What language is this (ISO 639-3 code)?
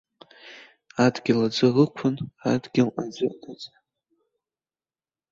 abk